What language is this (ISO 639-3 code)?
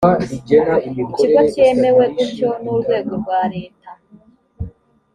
kin